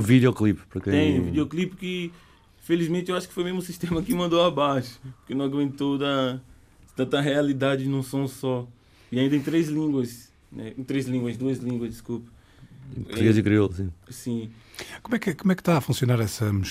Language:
Portuguese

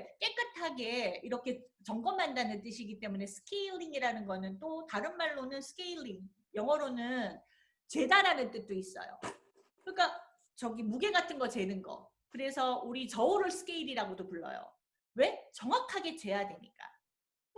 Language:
Korean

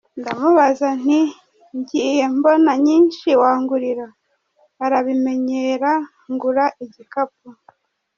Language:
Kinyarwanda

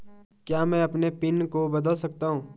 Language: Hindi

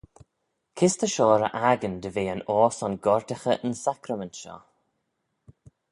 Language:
Manx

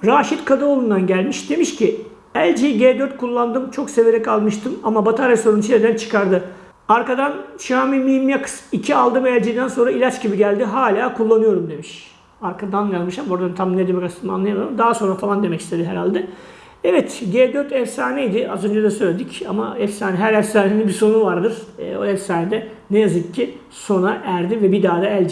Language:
Turkish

